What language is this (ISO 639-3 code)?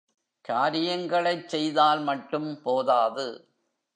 tam